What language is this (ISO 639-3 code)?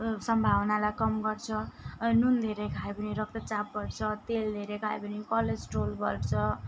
nep